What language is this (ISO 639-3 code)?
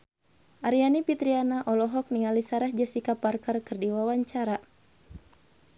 sun